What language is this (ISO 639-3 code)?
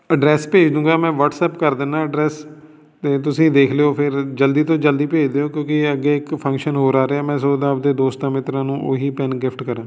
pan